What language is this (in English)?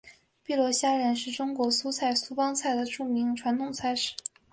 Chinese